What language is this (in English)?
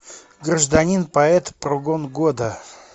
Russian